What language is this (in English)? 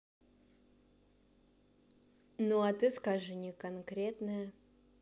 Russian